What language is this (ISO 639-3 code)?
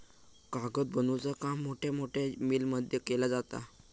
mar